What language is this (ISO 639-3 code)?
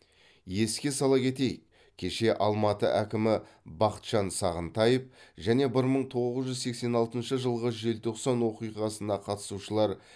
kaz